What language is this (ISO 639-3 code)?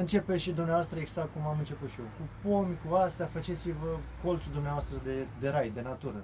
ron